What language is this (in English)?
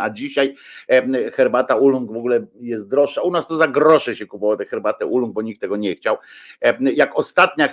Polish